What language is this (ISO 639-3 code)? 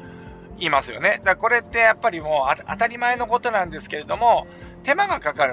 jpn